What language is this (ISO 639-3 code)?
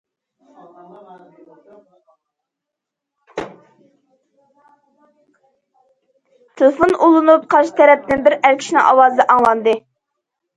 uig